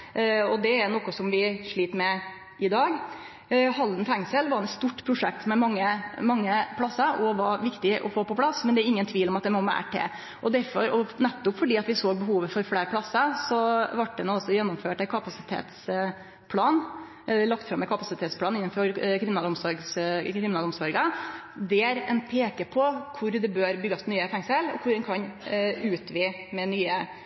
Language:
Norwegian Nynorsk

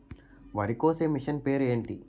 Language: Telugu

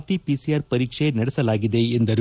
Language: Kannada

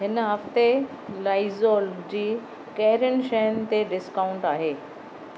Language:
Sindhi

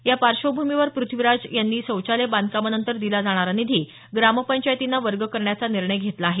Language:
Marathi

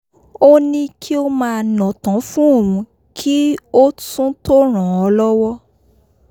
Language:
Yoruba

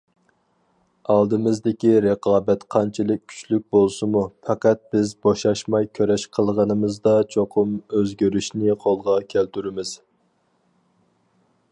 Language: Uyghur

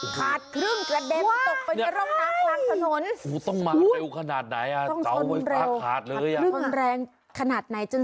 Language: Thai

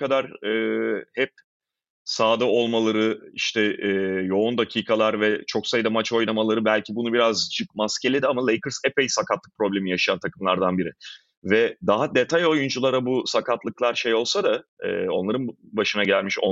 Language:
Turkish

